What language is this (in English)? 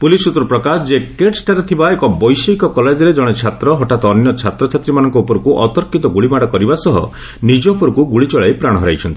Odia